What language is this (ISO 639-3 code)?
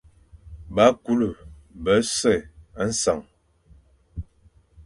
fan